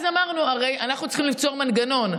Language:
Hebrew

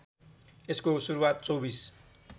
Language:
Nepali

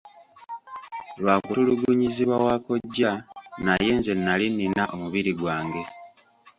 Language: Ganda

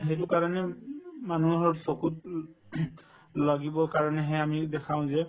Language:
Assamese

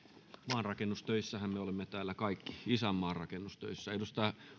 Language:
Finnish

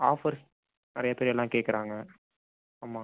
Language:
Tamil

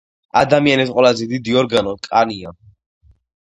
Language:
Georgian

